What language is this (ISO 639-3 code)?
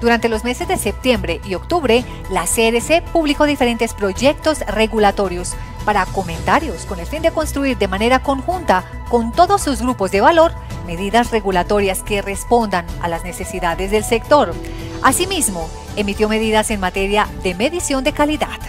spa